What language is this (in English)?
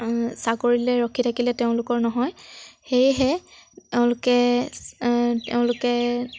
Assamese